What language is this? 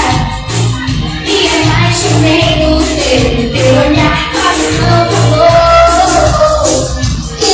Indonesian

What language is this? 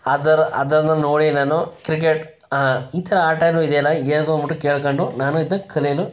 Kannada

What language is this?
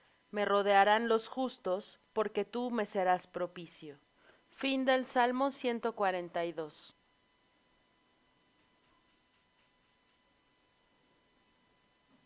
Spanish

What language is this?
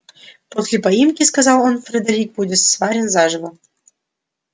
Russian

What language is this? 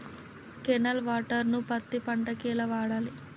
Telugu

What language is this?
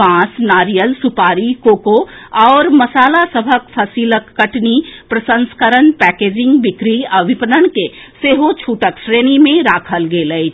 Maithili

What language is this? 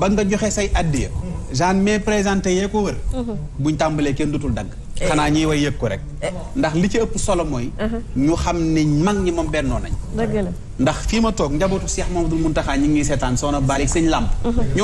Arabic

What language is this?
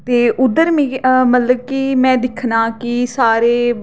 Dogri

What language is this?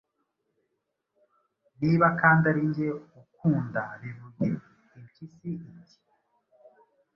Kinyarwanda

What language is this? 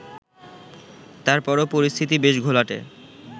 Bangla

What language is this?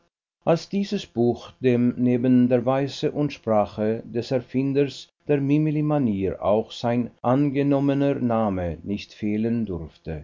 German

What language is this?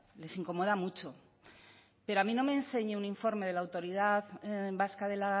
Spanish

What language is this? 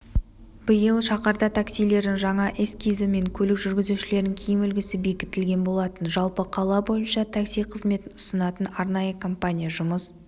Kazakh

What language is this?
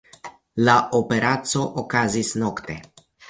Esperanto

